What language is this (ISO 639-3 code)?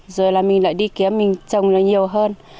vie